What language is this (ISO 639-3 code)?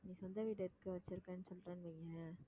tam